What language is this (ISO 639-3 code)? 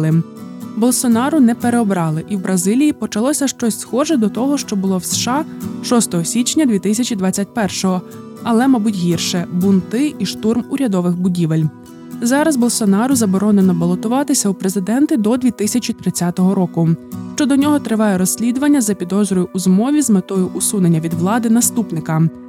ukr